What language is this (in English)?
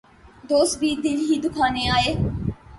Urdu